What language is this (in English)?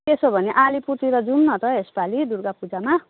Nepali